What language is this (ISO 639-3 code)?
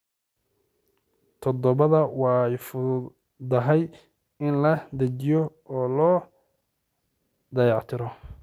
som